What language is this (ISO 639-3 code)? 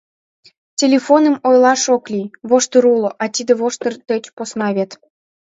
chm